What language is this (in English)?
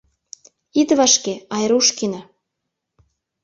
Mari